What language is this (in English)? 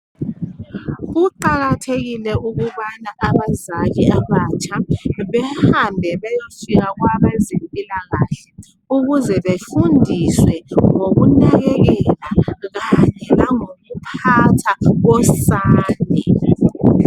North Ndebele